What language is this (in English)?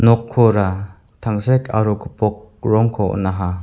Garo